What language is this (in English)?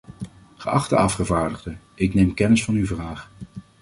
Dutch